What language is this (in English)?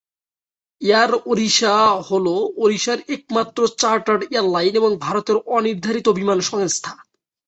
Bangla